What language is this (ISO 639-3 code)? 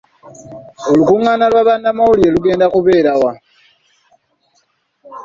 lug